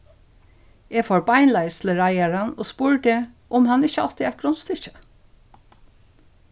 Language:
Faroese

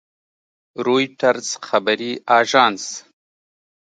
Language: Pashto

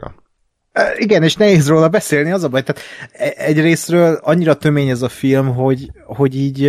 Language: Hungarian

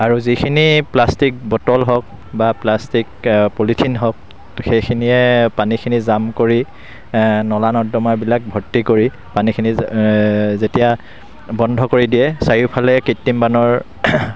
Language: Assamese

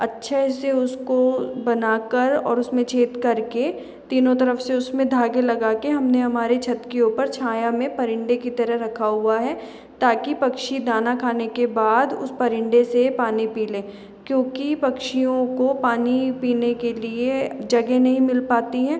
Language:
Hindi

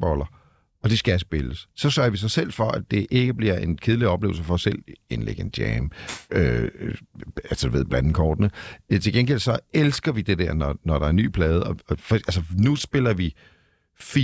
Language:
Danish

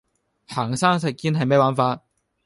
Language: Cantonese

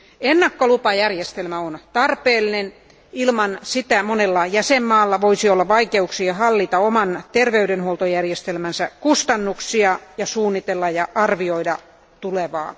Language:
Finnish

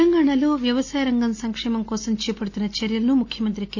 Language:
Telugu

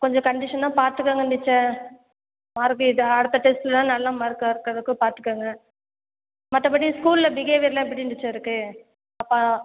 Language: Tamil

